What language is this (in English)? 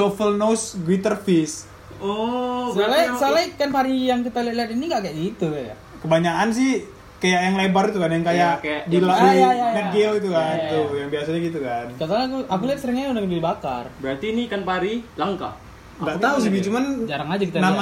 Indonesian